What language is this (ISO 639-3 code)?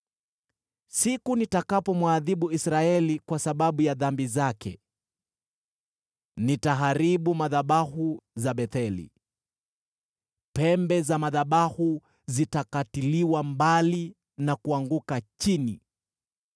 swa